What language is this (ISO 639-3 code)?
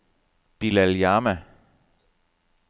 dan